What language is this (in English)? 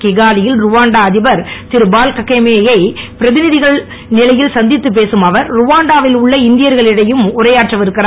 Tamil